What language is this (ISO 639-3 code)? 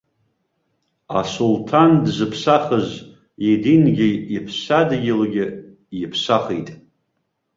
abk